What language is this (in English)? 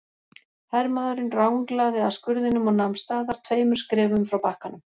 Icelandic